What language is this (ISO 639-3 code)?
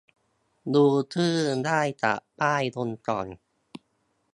tha